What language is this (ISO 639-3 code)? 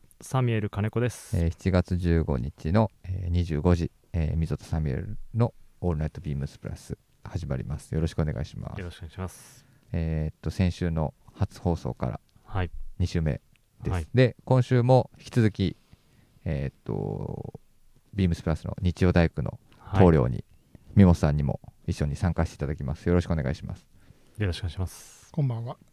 jpn